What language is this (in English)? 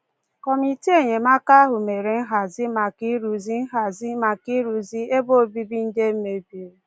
Igbo